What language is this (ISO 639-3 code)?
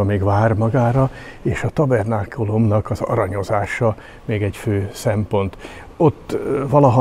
hun